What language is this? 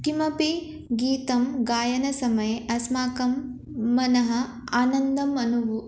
Sanskrit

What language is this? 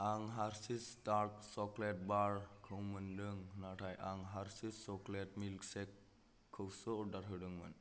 Bodo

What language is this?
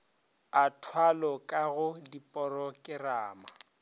Northern Sotho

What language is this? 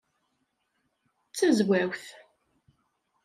Kabyle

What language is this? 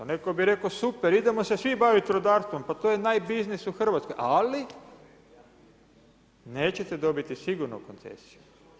Croatian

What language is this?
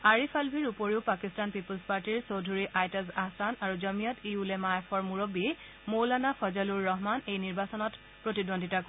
Assamese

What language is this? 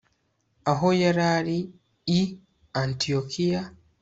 Kinyarwanda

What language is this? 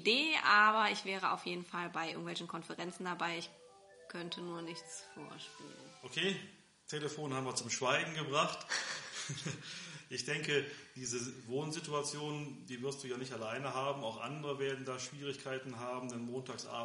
German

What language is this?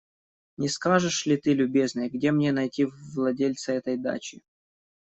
Russian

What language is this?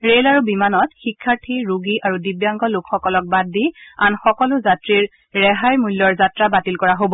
Assamese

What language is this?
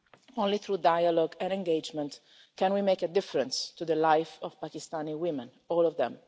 English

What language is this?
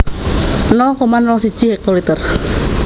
Javanese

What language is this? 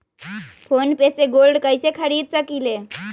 Magahi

